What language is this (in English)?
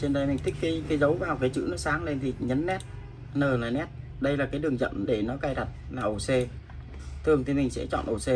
Vietnamese